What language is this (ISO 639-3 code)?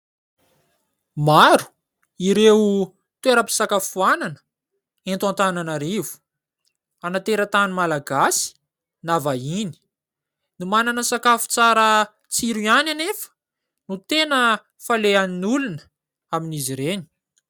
mlg